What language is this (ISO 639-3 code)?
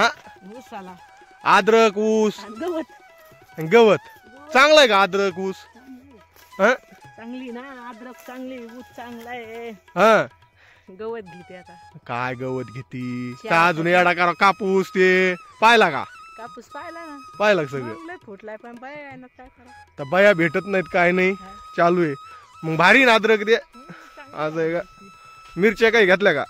mar